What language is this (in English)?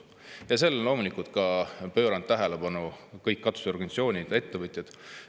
Estonian